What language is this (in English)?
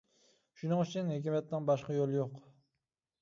Uyghur